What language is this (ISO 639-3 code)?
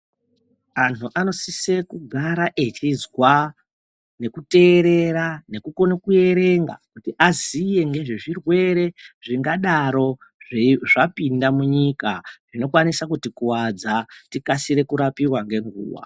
ndc